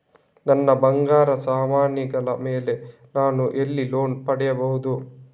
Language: Kannada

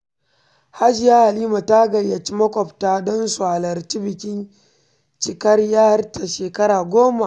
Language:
Hausa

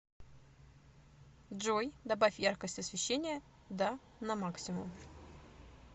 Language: Russian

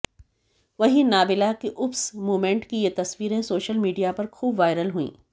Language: Hindi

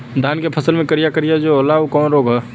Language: Bhojpuri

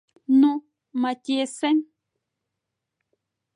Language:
Mari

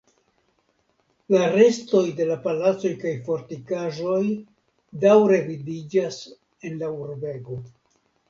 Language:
Esperanto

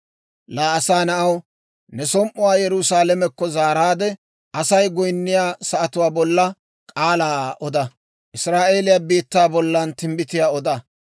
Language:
Dawro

